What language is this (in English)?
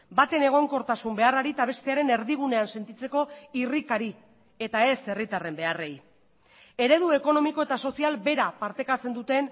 Basque